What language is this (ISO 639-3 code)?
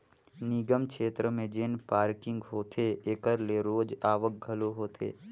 hne